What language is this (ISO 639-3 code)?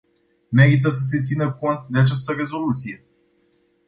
ron